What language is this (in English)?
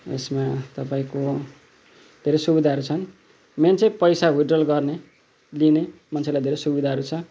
Nepali